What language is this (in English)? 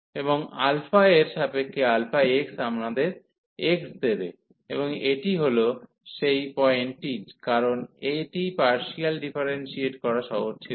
Bangla